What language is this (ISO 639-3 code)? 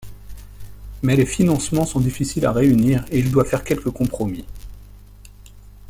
fra